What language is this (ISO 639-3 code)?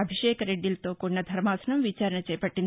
tel